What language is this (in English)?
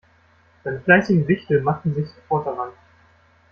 German